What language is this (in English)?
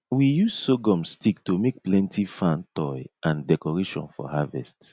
Nigerian Pidgin